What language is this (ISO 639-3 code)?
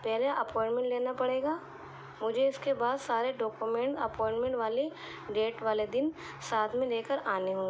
urd